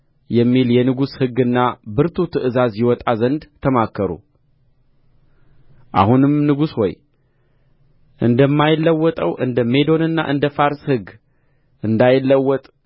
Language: Amharic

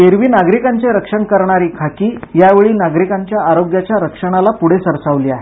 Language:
Marathi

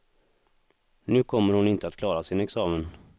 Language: Swedish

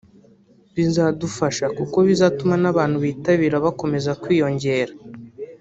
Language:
Kinyarwanda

